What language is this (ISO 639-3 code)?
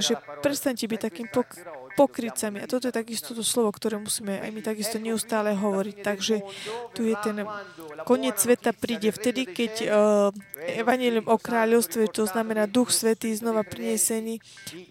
slk